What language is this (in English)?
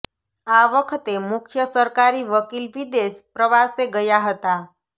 Gujarati